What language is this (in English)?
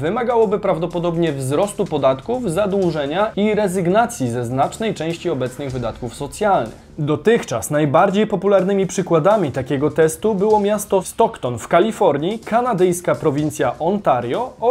Polish